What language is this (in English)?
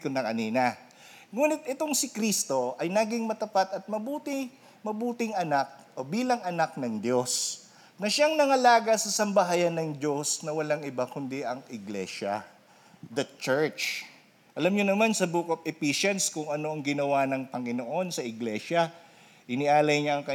Filipino